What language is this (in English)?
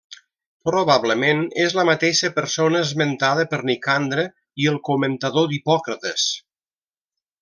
Catalan